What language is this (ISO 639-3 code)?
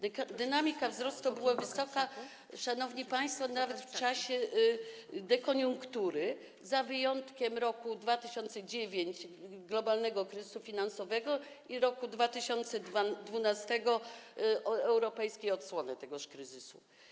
pol